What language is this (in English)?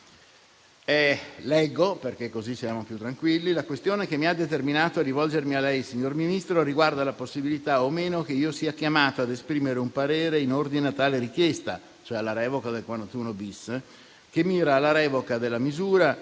Italian